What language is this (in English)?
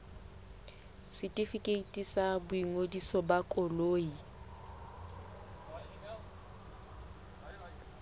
Southern Sotho